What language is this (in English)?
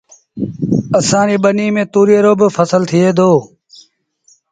Sindhi Bhil